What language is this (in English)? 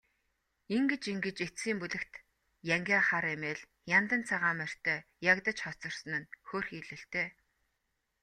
Mongolian